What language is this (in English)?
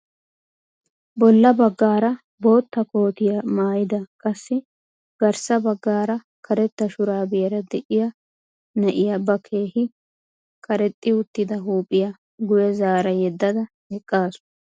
Wolaytta